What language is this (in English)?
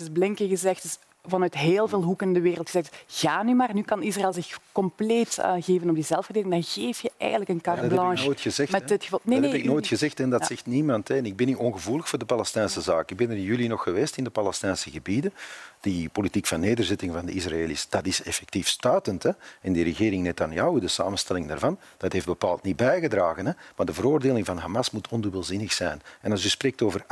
Dutch